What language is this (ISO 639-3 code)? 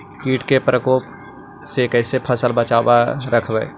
mag